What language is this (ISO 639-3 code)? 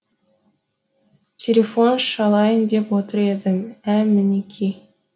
kaz